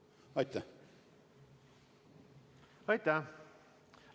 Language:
Estonian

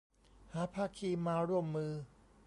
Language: Thai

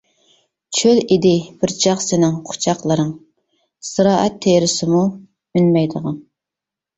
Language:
Uyghur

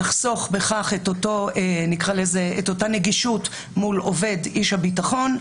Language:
Hebrew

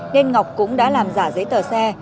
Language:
Vietnamese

